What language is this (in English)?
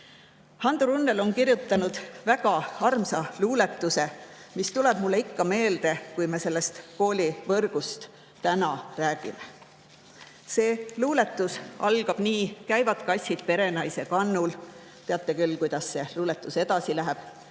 Estonian